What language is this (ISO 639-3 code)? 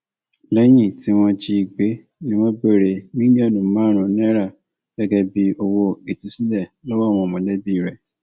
yor